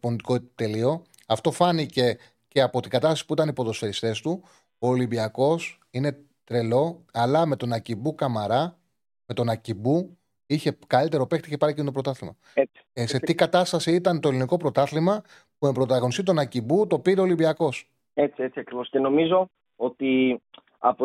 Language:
Greek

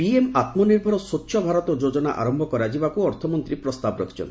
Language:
Odia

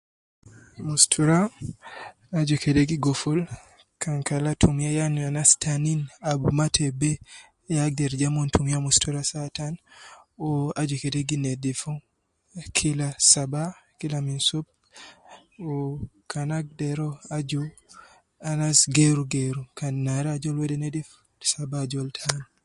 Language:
Nubi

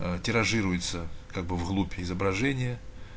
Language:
Russian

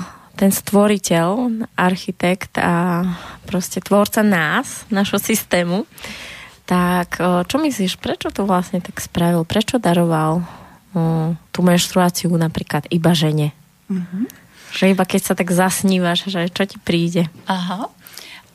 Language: Slovak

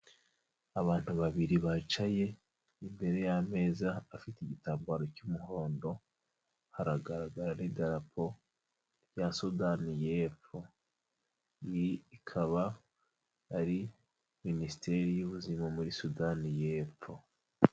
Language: Kinyarwanda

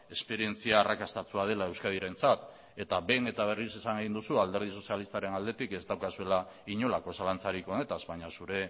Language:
Basque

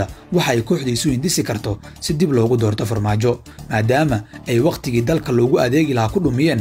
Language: Arabic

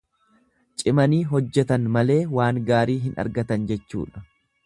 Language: Oromo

